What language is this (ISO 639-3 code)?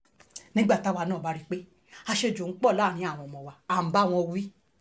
yor